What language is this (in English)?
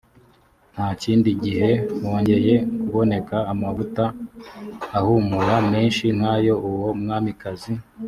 Kinyarwanda